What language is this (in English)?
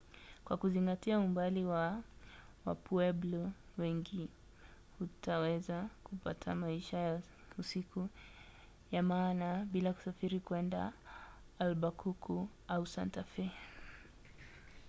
Swahili